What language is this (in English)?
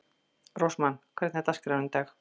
Icelandic